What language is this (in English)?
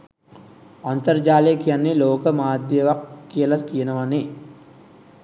Sinhala